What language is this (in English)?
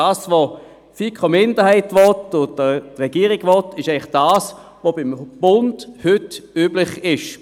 Swiss German